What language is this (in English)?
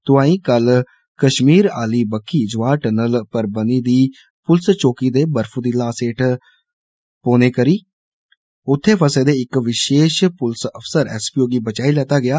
Dogri